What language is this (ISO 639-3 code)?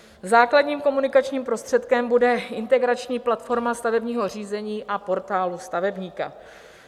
ces